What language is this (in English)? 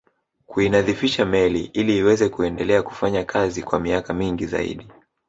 Swahili